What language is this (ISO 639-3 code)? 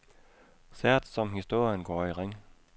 dan